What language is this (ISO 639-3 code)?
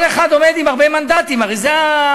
heb